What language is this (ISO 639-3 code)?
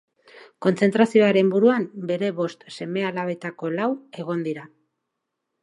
eus